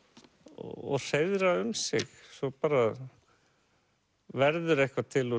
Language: Icelandic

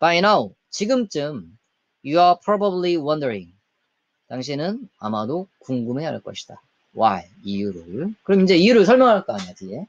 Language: Korean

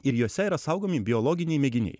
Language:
Lithuanian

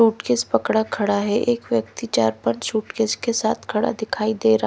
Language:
Hindi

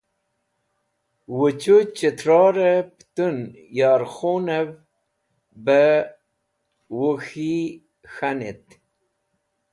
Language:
Wakhi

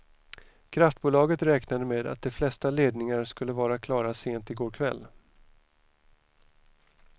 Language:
Swedish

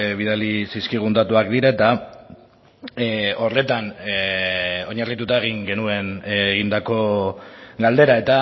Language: Basque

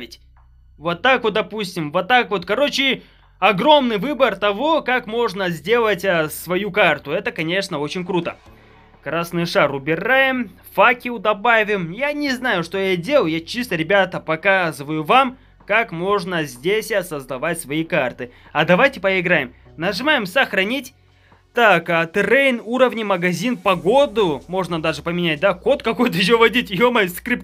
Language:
Russian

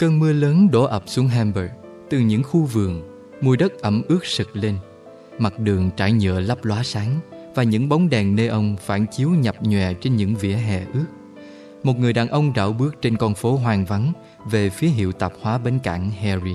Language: Vietnamese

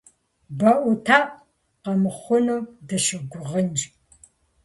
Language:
Kabardian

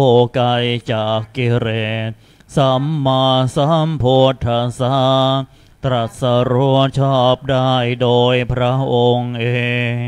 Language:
Thai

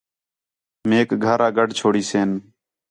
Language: Khetrani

